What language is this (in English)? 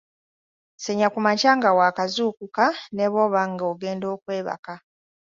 Ganda